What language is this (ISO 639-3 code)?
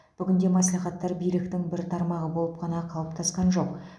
kaz